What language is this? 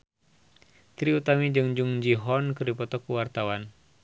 Sundanese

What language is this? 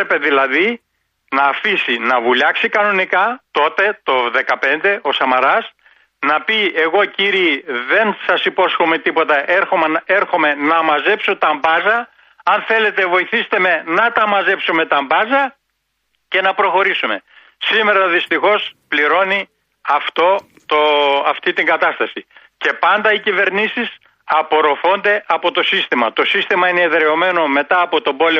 Greek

